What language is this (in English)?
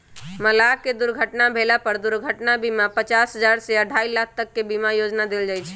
Magahi